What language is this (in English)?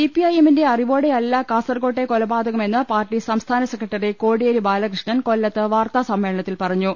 Malayalam